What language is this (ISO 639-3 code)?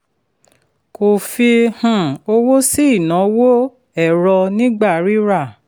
yor